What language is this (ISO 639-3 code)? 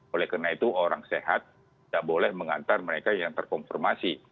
ind